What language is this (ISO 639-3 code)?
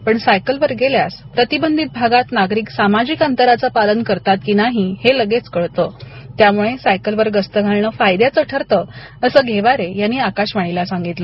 mar